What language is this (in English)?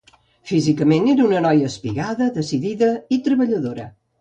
Catalan